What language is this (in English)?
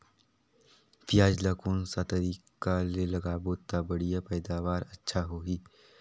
Chhattisgarhi